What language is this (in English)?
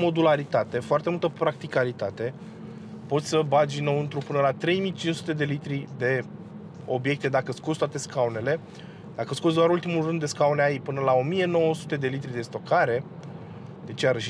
Romanian